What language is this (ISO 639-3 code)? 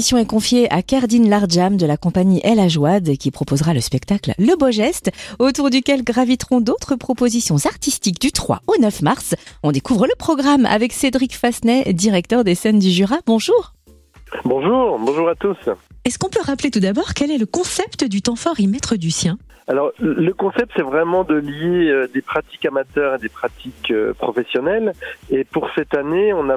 fra